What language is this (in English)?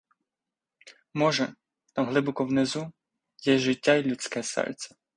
Ukrainian